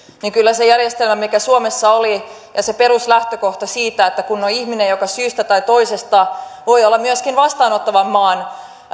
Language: Finnish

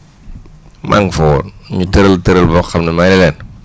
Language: Wolof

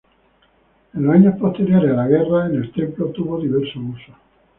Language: Spanish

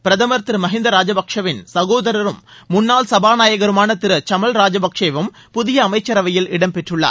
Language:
Tamil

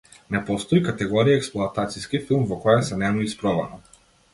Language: Macedonian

